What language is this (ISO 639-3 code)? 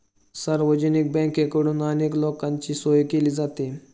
mar